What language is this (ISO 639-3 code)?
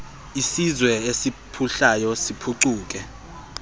xho